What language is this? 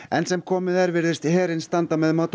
Icelandic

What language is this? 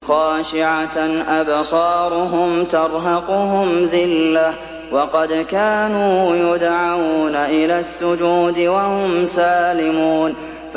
Arabic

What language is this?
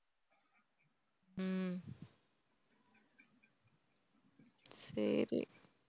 Tamil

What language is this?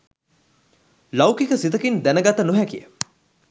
Sinhala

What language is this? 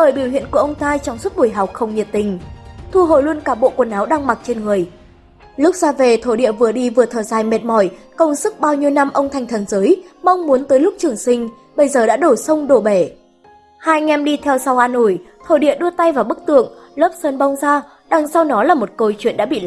Vietnamese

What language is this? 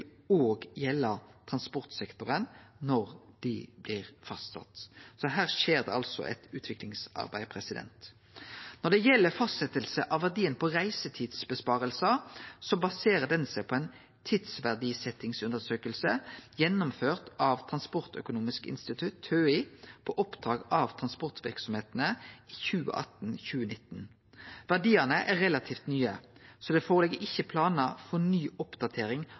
Norwegian Nynorsk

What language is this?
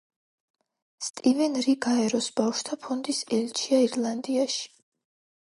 Georgian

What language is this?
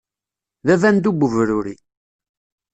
Kabyle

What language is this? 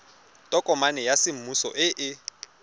Tswana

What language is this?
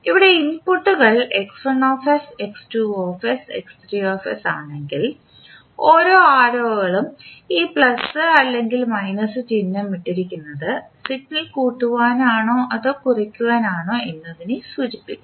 Malayalam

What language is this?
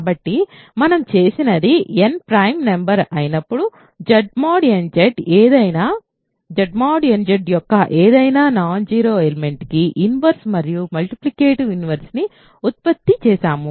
Telugu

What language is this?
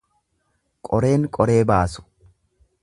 Oromo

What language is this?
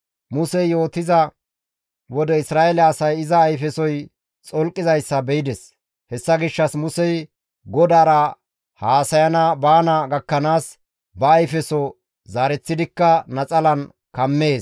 Gamo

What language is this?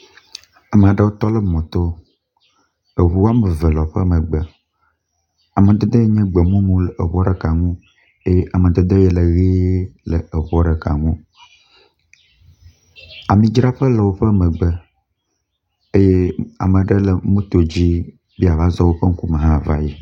Ewe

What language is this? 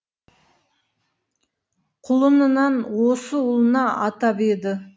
Kazakh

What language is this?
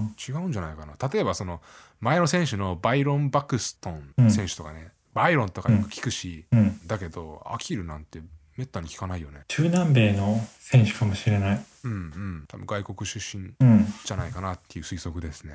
Japanese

